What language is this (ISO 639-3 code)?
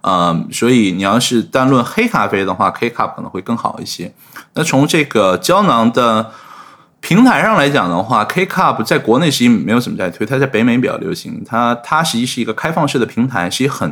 zho